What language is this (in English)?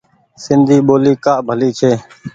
Goaria